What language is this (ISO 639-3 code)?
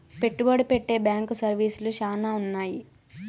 tel